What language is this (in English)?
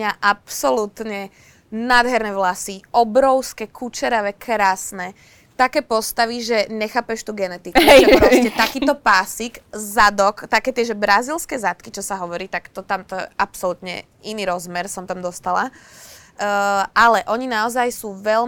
Slovak